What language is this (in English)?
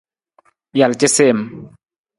Nawdm